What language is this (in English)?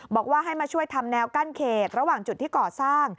Thai